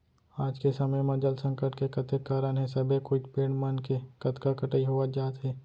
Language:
Chhattisgarhi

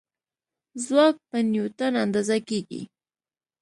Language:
Pashto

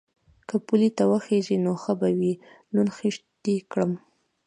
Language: Pashto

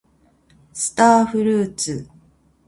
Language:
Japanese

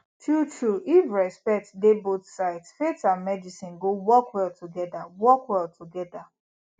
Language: Nigerian Pidgin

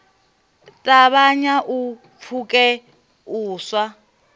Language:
Venda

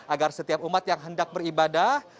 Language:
Indonesian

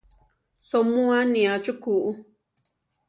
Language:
Central Tarahumara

